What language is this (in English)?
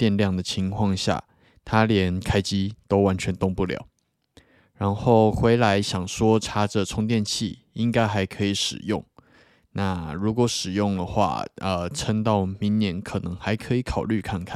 Chinese